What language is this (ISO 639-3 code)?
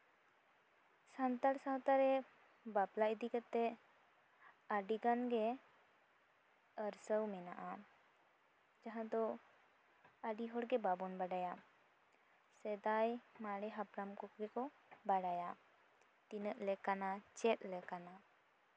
sat